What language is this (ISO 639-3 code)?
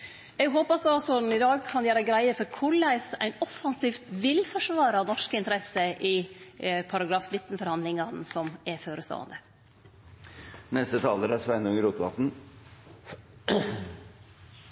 nno